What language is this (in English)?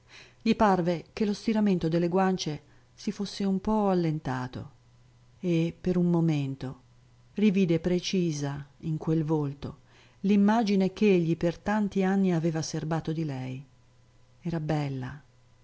Italian